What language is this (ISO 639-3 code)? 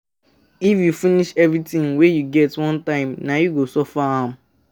pcm